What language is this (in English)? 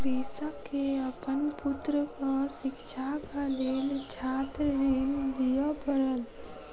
Maithili